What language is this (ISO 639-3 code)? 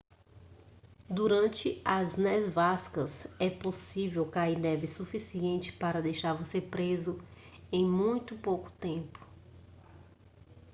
por